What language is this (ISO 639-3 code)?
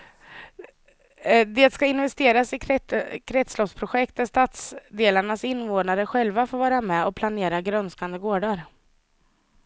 swe